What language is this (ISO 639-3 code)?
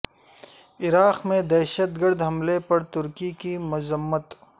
urd